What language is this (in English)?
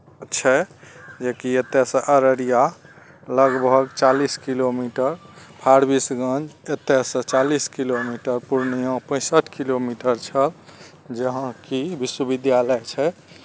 Maithili